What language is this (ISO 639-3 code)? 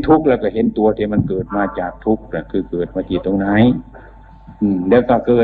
tha